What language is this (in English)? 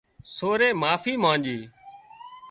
Wadiyara Koli